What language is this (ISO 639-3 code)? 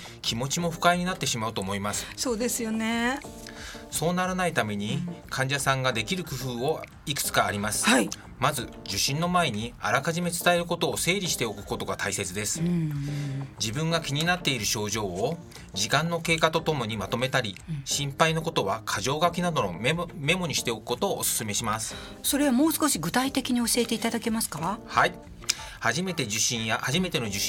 jpn